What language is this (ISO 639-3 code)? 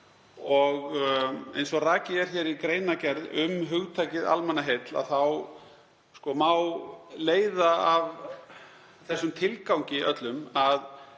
isl